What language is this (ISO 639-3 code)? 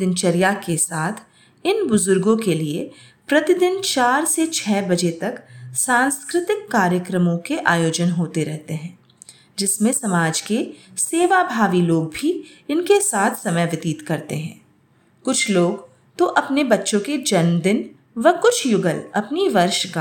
hin